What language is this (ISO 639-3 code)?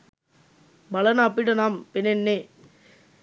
sin